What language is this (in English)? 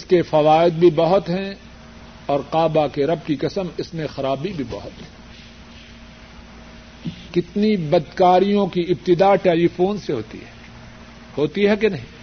Urdu